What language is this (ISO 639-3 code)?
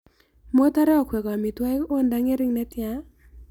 kln